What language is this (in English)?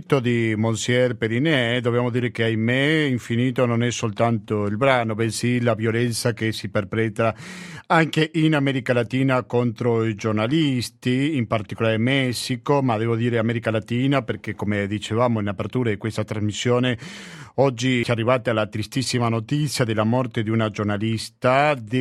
Italian